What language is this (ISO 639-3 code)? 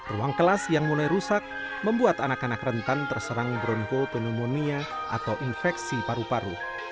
ind